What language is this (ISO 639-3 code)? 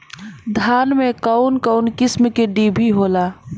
bho